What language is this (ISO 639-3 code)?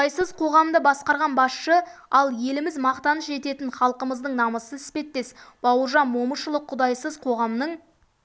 kaz